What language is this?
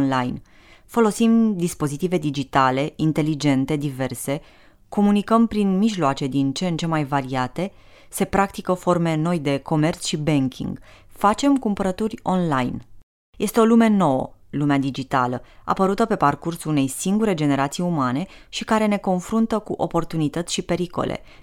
Romanian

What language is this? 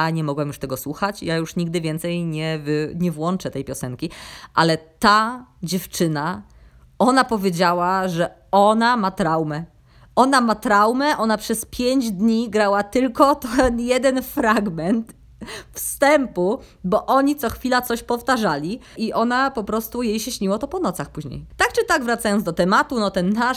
Polish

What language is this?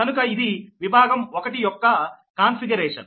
Telugu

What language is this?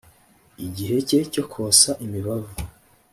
Kinyarwanda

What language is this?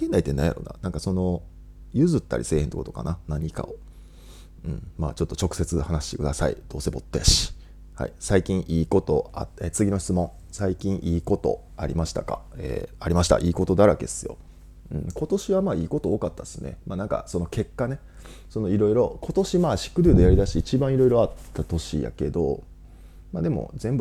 Japanese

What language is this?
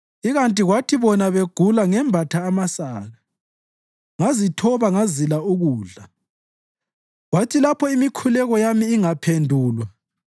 North Ndebele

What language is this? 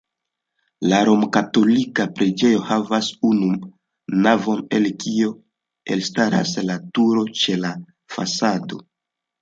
Esperanto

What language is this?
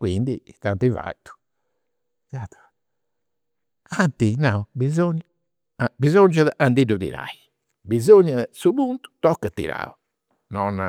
Campidanese Sardinian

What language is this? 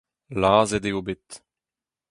Breton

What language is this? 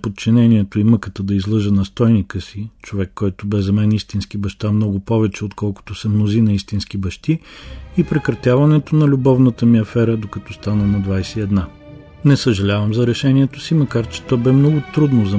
Bulgarian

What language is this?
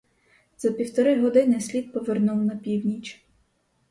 Ukrainian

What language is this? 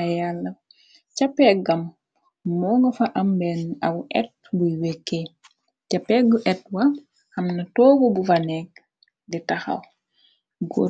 Wolof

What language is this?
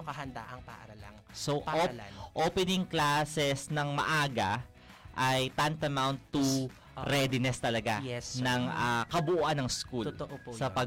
Filipino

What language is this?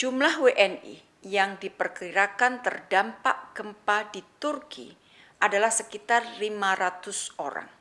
Indonesian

